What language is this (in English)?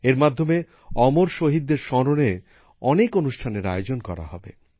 Bangla